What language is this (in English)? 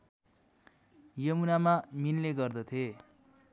Nepali